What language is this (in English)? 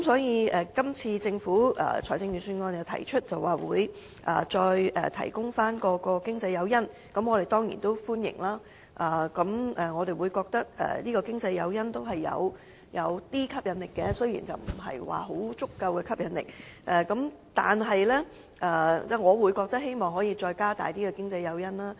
Cantonese